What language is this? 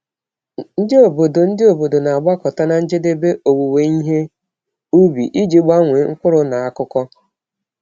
Igbo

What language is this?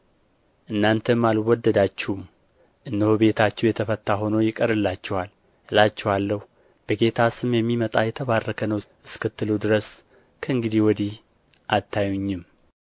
Amharic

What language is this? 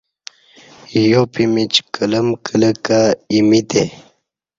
Kati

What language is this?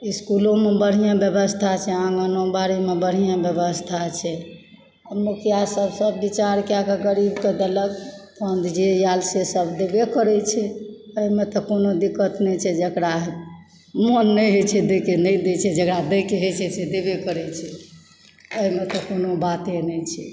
Maithili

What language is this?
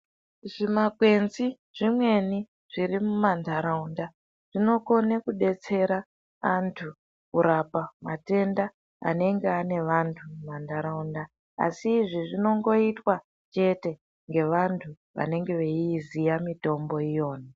Ndau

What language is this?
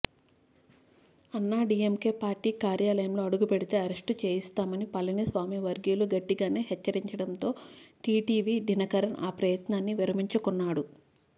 Telugu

